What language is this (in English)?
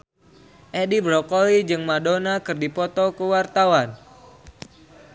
Sundanese